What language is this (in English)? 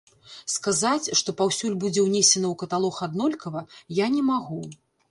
Belarusian